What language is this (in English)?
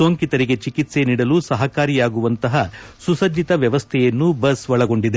Kannada